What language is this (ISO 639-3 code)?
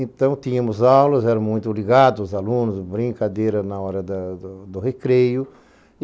por